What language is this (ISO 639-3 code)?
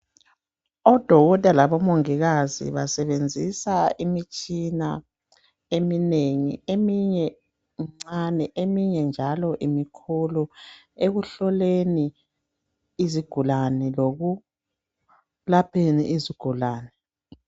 nde